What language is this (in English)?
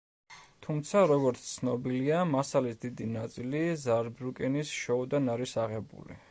Georgian